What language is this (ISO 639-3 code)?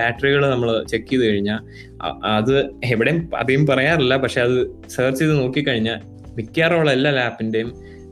mal